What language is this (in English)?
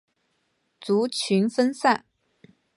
Chinese